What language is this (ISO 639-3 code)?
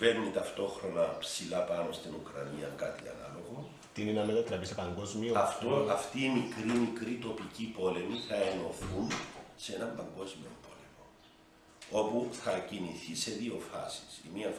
ell